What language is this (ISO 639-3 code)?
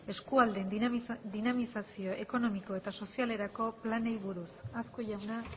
eus